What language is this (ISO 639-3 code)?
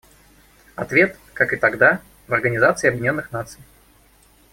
rus